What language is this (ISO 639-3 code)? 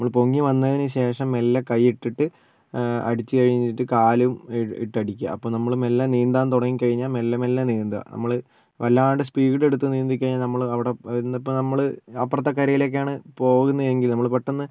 mal